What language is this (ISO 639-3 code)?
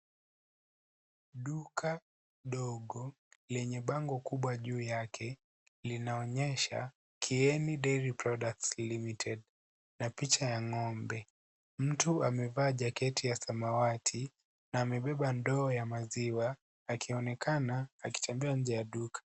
swa